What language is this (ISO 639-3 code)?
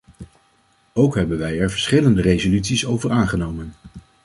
nld